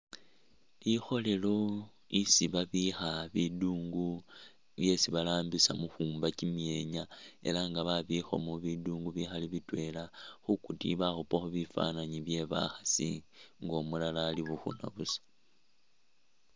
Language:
Masaaba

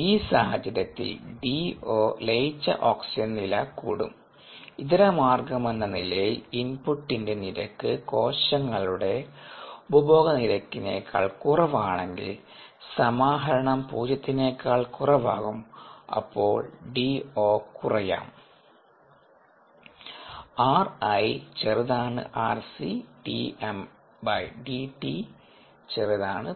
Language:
Malayalam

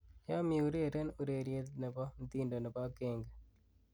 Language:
Kalenjin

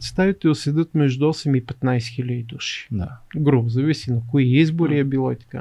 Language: Bulgarian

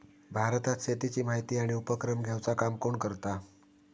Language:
Marathi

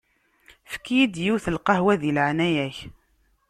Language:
Kabyle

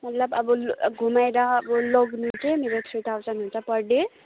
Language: Nepali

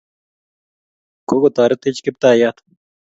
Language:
Kalenjin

